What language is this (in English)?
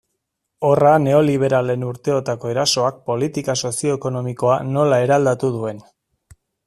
Basque